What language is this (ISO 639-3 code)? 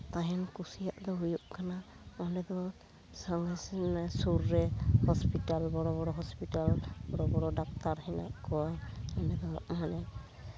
sat